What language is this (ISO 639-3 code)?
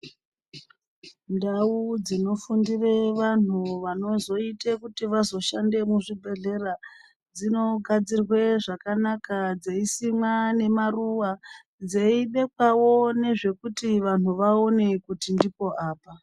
ndc